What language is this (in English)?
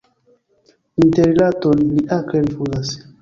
Esperanto